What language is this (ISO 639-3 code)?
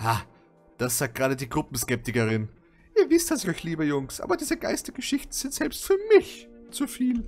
deu